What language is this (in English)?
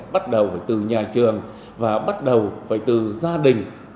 Vietnamese